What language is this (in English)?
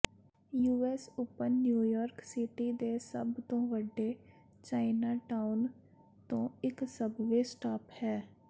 Punjabi